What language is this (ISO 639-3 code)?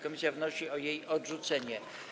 pol